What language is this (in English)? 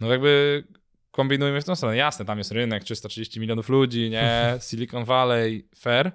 Polish